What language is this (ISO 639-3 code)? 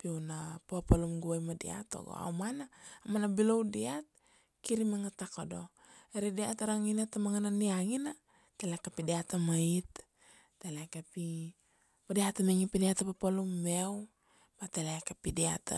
ksd